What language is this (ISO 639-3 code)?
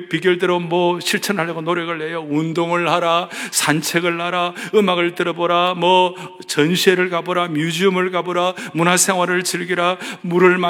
kor